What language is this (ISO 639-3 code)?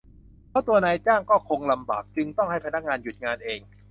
tha